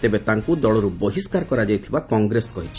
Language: Odia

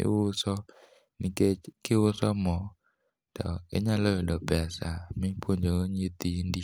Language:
Luo (Kenya and Tanzania)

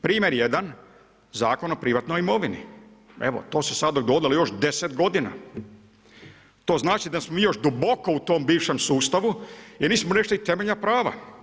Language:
Croatian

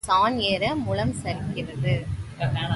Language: Tamil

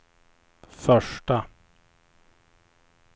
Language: Swedish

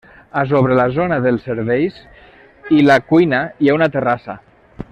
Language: Catalan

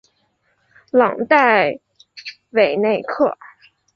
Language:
Chinese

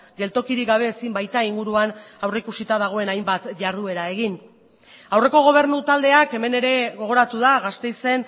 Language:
Basque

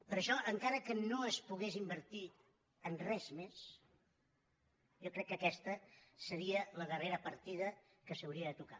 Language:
Catalan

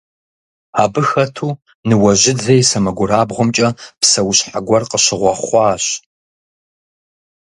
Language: Kabardian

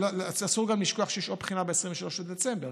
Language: Hebrew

